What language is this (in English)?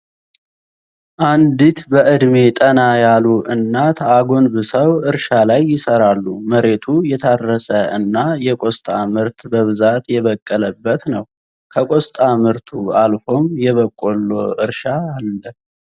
Amharic